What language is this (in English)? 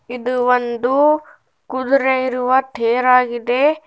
Kannada